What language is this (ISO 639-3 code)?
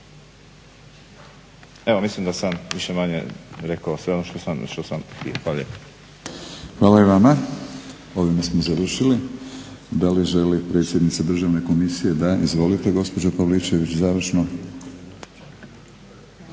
hrv